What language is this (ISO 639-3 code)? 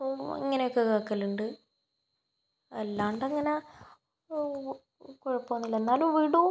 mal